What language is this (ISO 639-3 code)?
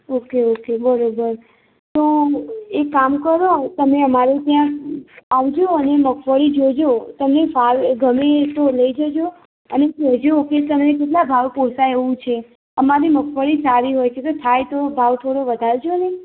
guj